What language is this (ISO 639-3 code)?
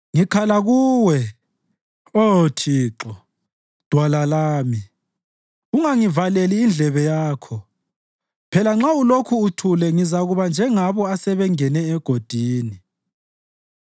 nde